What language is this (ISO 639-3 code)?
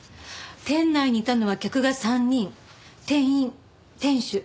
jpn